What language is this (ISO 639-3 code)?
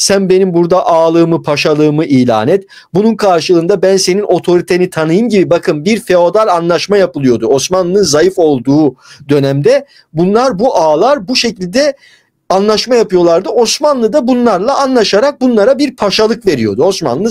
tur